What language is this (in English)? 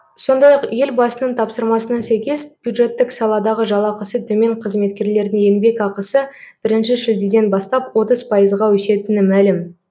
Kazakh